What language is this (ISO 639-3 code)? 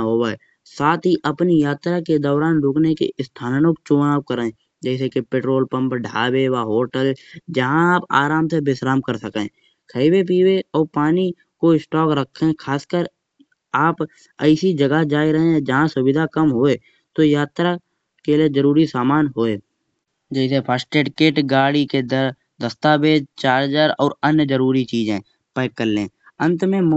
bjj